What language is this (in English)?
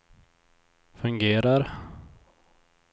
Swedish